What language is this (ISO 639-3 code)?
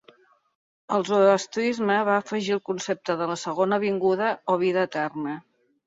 cat